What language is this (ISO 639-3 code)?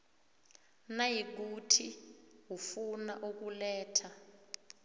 nbl